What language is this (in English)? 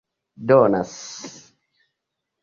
Esperanto